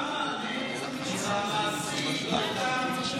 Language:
Hebrew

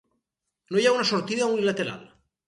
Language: Catalan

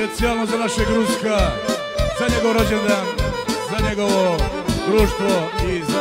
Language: Romanian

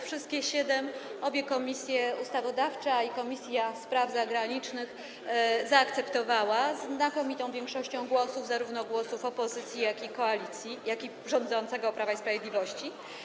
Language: Polish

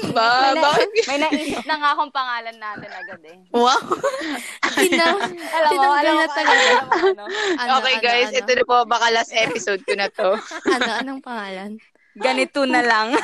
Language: Filipino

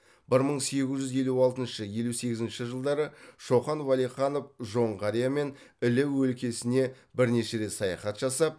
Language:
Kazakh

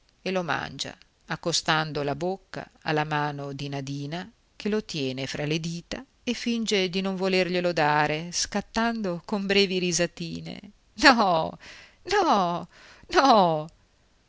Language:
Italian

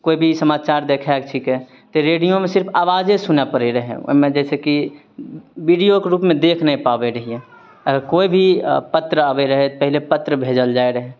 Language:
Maithili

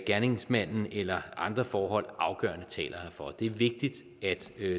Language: Danish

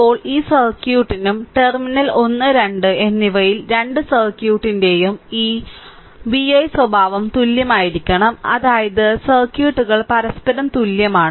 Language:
Malayalam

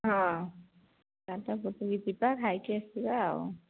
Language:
Odia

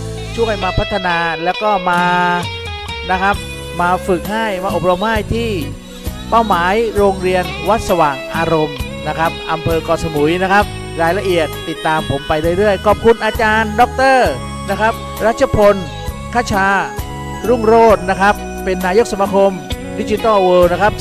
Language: Thai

